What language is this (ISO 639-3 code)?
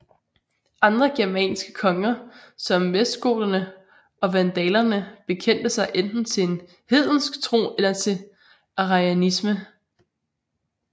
dan